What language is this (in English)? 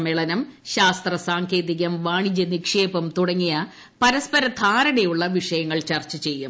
Malayalam